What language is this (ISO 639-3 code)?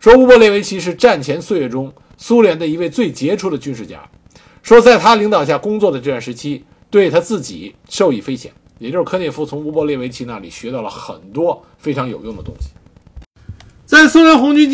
zho